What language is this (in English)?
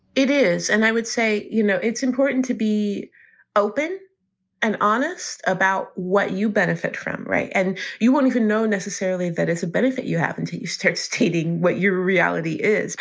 English